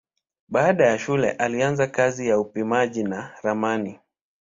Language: Swahili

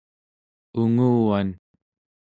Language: Central Yupik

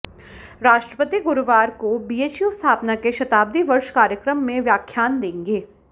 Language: Hindi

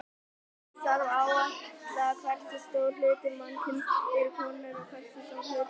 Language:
Icelandic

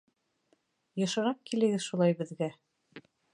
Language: Bashkir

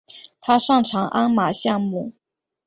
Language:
Chinese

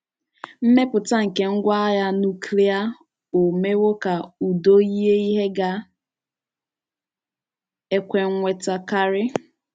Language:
Igbo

